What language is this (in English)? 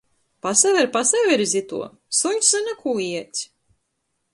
Latgalian